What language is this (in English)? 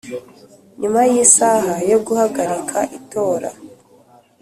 Kinyarwanda